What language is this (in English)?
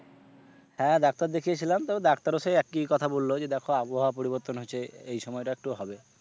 Bangla